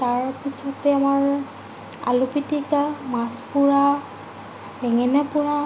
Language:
Assamese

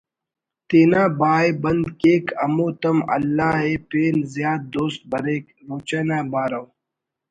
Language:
Brahui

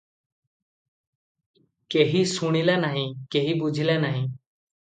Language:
Odia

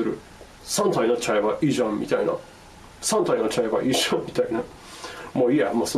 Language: Japanese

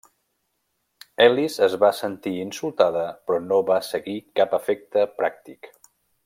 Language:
Catalan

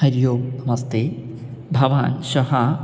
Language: Sanskrit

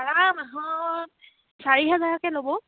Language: Assamese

